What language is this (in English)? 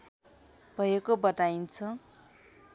Nepali